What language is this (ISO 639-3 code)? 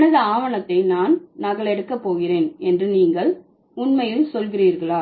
tam